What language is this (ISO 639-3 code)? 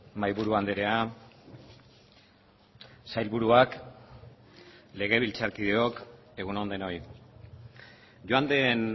eus